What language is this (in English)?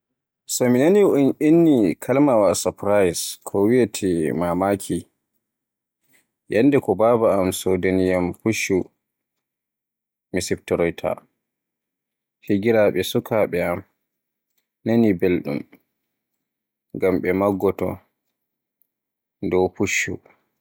Borgu Fulfulde